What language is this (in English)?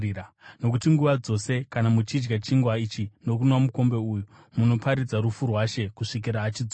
Shona